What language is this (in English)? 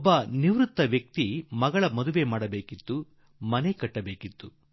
Kannada